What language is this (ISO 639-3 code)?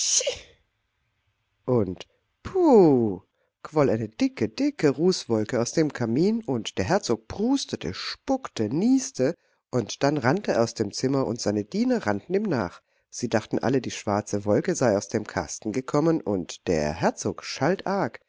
deu